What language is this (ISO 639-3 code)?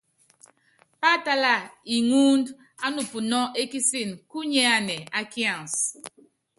yav